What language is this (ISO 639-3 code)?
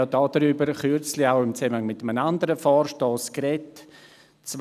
gsw